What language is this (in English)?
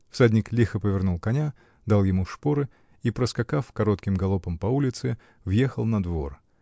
Russian